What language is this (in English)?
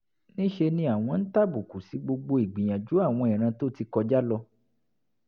Yoruba